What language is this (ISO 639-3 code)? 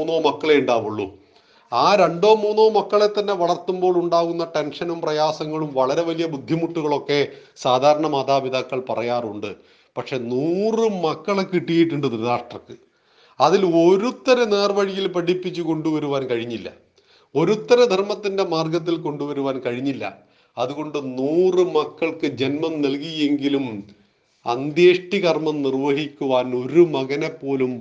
mal